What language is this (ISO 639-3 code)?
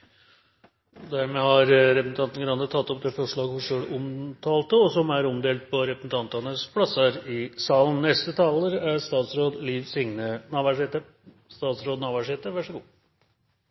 nor